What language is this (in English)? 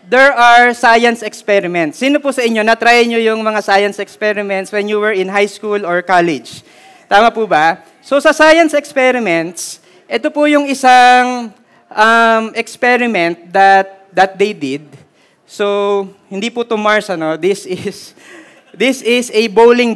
Filipino